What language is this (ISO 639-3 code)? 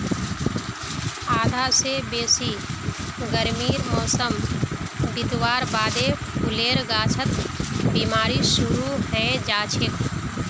mag